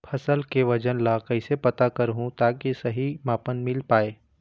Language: Chhattisgarhi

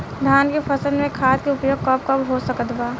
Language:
Bhojpuri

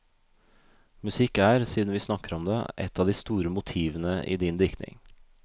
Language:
Norwegian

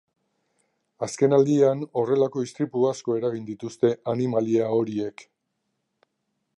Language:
Basque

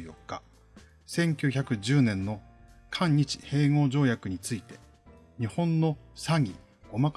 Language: Japanese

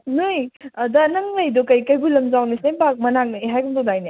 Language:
Manipuri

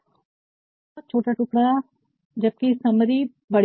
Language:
Hindi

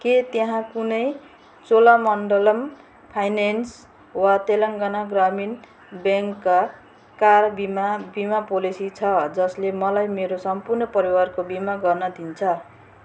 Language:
Nepali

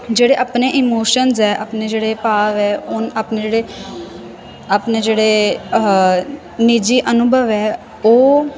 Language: Punjabi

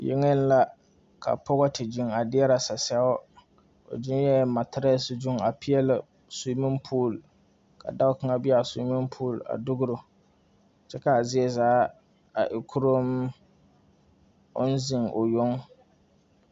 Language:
Southern Dagaare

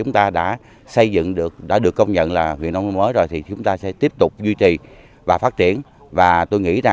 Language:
Vietnamese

